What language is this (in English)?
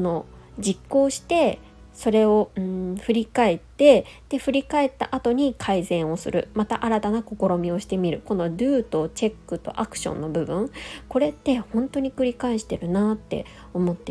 Japanese